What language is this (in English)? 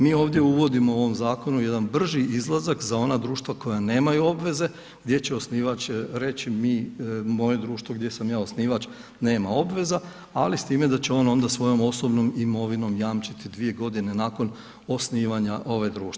Croatian